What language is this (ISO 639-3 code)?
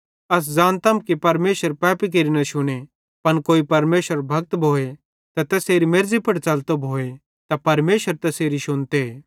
bhd